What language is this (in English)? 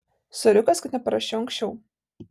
Lithuanian